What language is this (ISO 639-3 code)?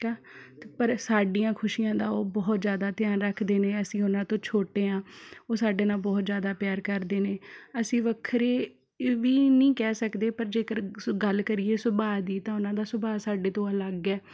pan